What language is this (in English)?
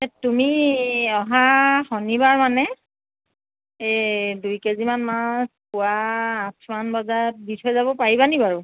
Assamese